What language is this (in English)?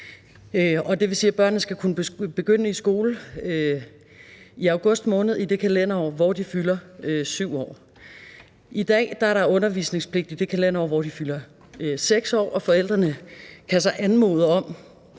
Danish